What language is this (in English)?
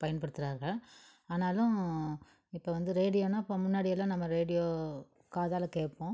Tamil